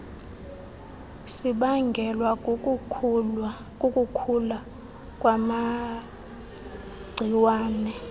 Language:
Xhosa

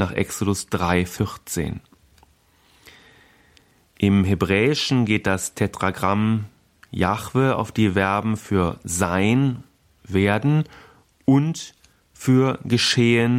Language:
German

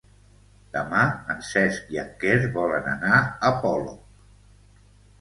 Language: Catalan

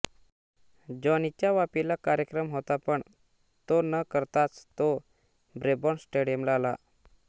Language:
Marathi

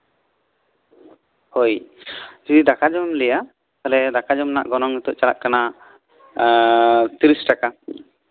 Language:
Santali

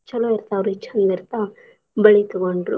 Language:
Kannada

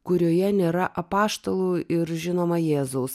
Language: Lithuanian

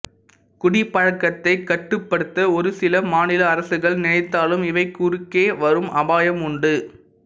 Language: Tamil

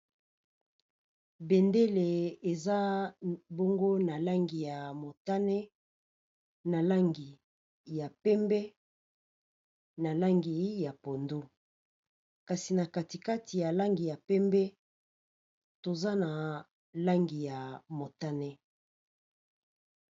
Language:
Lingala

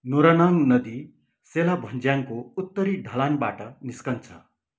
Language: Nepali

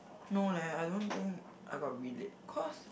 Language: English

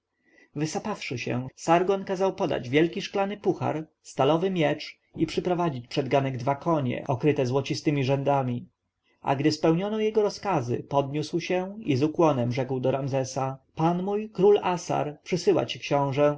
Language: Polish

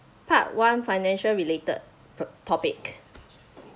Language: English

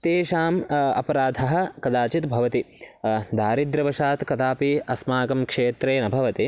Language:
Sanskrit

